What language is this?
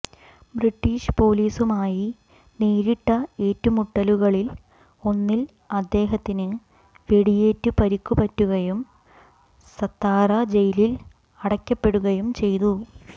Malayalam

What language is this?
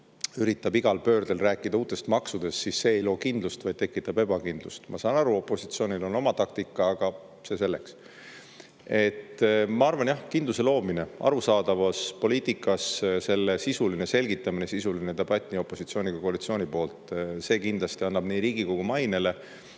Estonian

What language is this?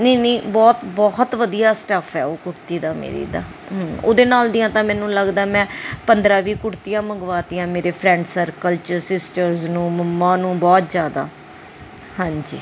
Punjabi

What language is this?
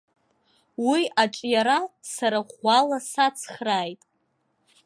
Abkhazian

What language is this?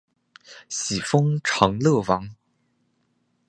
Chinese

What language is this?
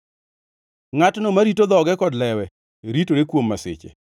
Luo (Kenya and Tanzania)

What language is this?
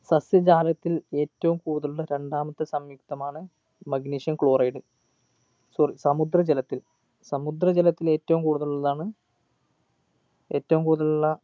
Malayalam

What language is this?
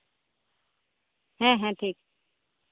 Santali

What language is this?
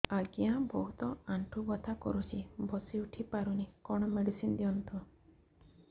Odia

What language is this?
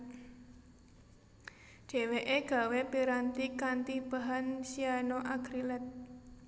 Javanese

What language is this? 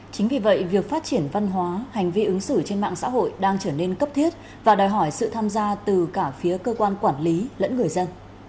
Vietnamese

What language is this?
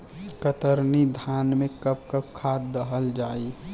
Bhojpuri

